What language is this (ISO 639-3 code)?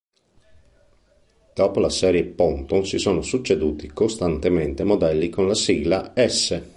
ita